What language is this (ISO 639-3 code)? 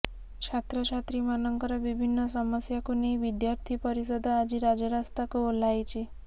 ori